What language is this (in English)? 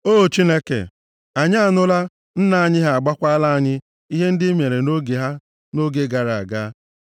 Igbo